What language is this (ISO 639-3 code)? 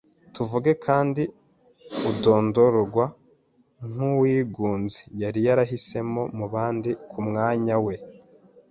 kin